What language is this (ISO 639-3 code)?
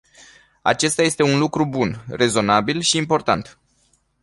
ron